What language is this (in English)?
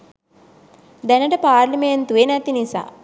Sinhala